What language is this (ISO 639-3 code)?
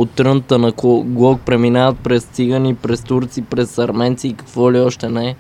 bul